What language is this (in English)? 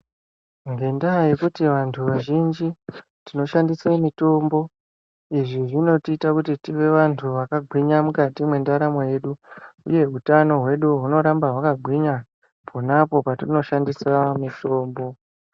Ndau